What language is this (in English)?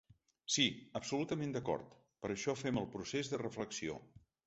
Catalan